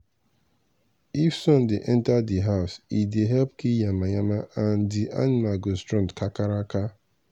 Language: Nigerian Pidgin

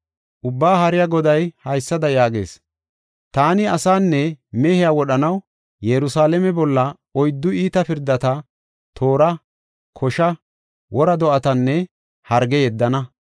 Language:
Gofa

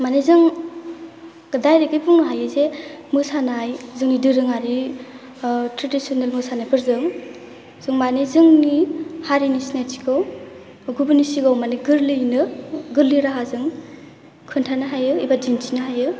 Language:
Bodo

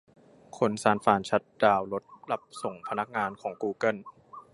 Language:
Thai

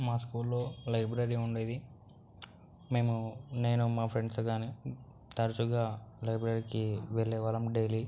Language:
Telugu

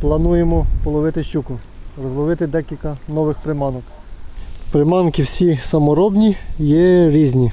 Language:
Ukrainian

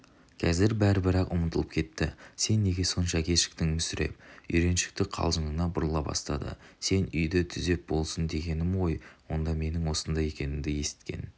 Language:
Kazakh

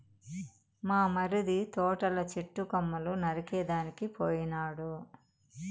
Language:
Telugu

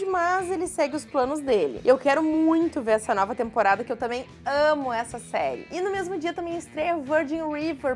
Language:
Portuguese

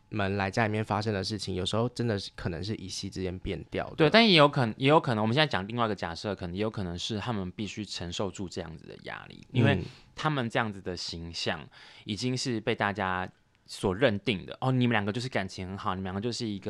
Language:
Chinese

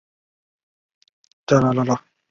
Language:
Chinese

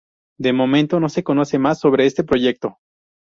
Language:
Spanish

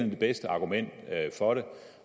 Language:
Danish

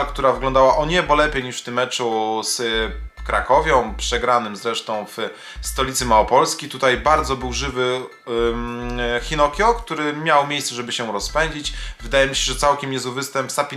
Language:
Polish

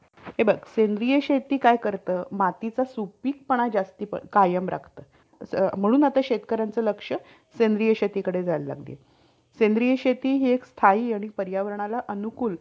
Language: Marathi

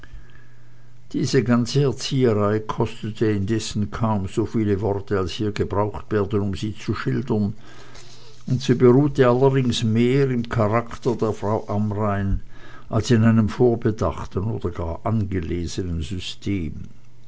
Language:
German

